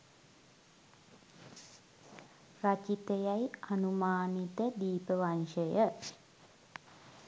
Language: Sinhala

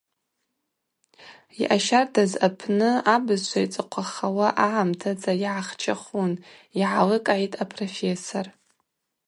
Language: Abaza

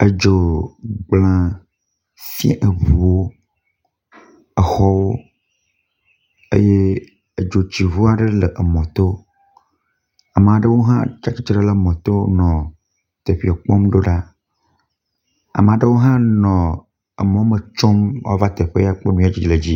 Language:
Ewe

